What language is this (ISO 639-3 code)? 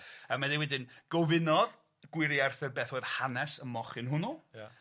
cym